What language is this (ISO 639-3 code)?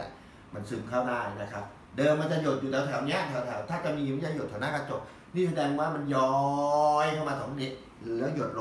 tha